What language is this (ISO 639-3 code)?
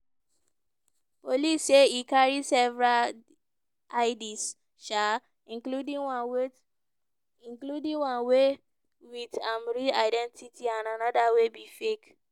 pcm